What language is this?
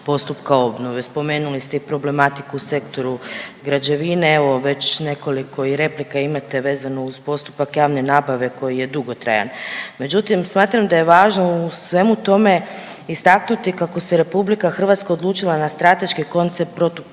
Croatian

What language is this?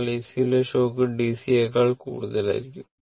Malayalam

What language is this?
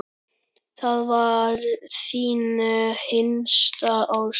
Icelandic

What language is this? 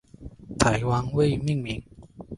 Chinese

